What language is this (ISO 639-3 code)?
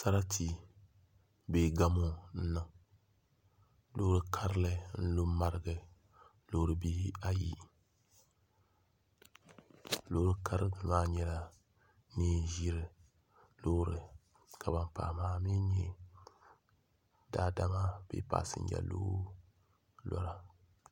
dag